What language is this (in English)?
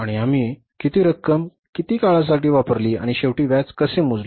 Marathi